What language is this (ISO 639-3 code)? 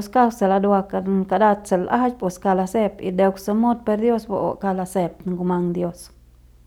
pbs